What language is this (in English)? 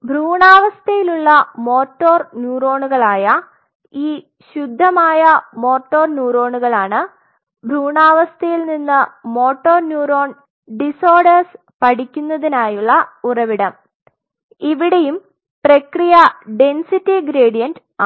Malayalam